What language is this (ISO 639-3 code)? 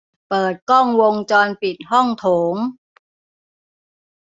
tha